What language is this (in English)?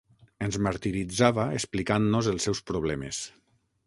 Catalan